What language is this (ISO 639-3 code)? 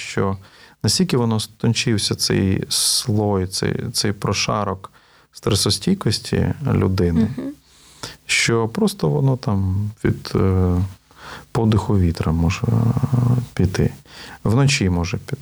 ukr